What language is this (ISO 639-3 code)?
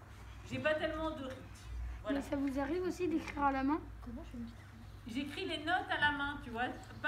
fra